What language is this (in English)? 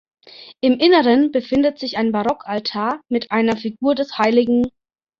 German